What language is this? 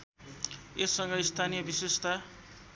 Nepali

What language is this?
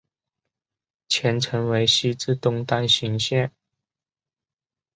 Chinese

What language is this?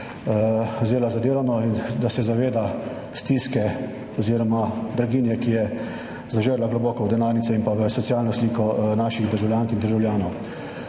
Slovenian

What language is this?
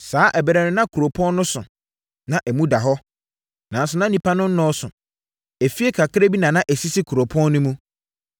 Akan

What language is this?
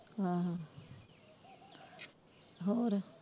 Punjabi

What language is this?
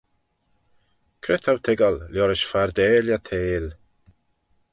Manx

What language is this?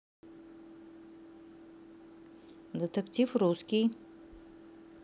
Russian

